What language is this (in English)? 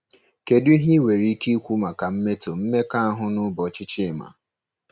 Igbo